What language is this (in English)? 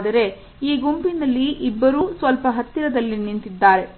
Kannada